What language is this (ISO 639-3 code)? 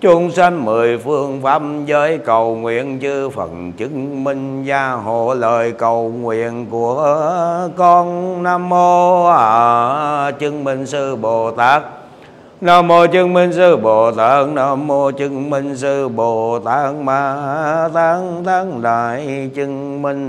vie